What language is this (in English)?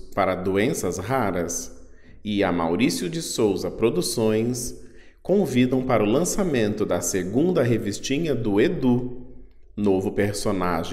Portuguese